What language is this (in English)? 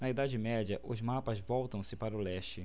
Portuguese